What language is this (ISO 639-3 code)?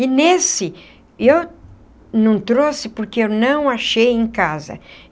por